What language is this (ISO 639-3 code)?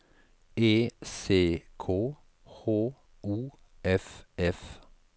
nor